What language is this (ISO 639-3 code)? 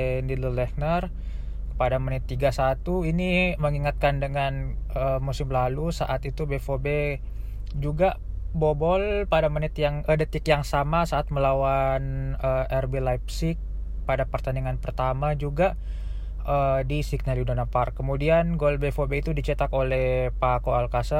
ind